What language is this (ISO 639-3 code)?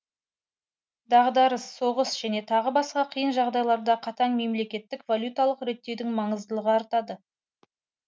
kaz